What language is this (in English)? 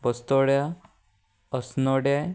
Konkani